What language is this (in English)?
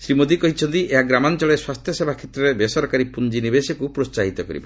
Odia